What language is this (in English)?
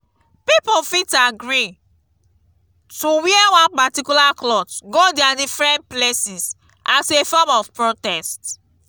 Nigerian Pidgin